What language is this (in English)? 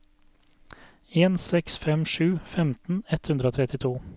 Norwegian